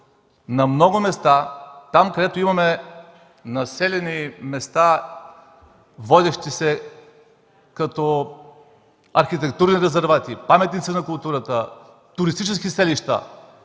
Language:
Bulgarian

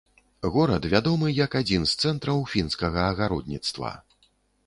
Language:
Belarusian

